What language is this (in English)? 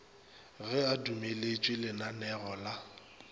Northern Sotho